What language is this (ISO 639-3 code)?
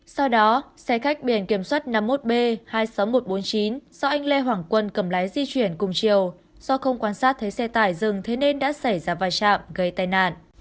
vie